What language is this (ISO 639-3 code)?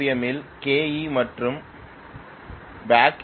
tam